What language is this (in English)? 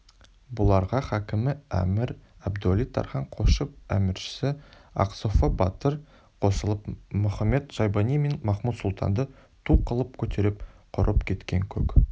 Kazakh